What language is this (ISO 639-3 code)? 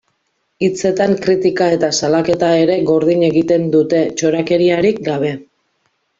eus